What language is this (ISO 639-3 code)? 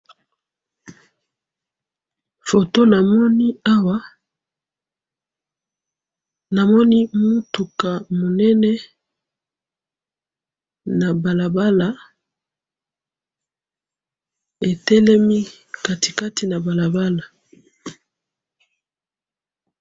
lin